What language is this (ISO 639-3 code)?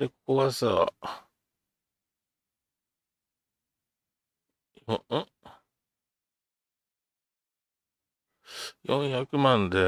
jpn